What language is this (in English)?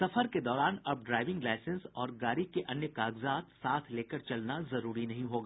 Hindi